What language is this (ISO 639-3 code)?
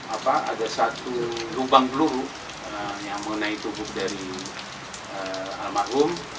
ind